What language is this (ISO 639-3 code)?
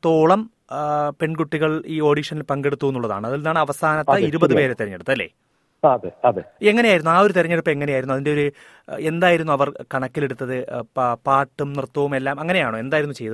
mal